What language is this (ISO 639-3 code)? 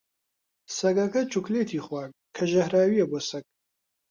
ckb